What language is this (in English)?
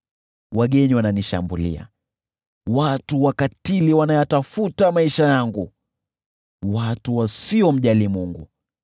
Swahili